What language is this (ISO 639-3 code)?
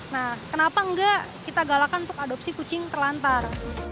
ind